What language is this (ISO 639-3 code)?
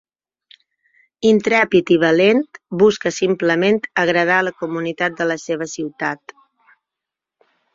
cat